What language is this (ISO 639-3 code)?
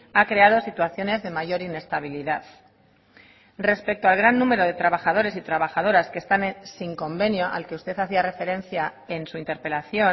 spa